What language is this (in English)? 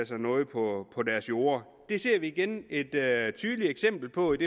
Danish